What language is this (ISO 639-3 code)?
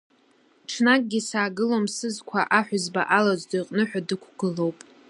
abk